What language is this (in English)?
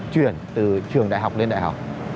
Vietnamese